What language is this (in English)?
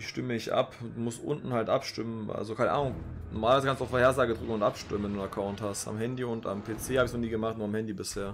German